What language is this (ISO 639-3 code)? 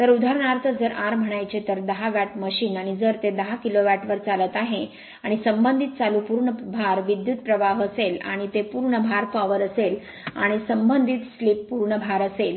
mar